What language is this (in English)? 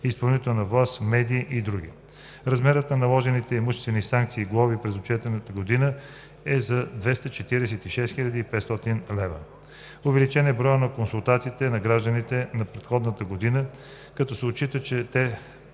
Bulgarian